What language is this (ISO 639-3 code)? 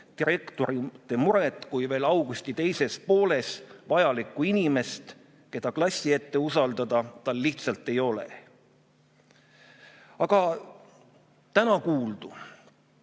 est